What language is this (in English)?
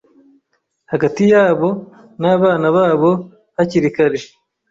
Kinyarwanda